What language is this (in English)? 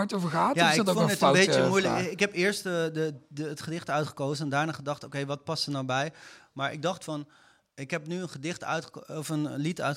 Dutch